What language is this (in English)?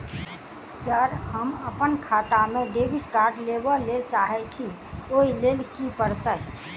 Maithili